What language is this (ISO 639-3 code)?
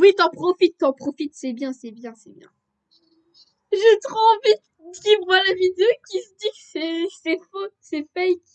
fra